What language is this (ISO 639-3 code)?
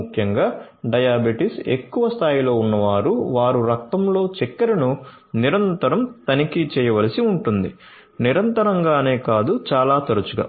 tel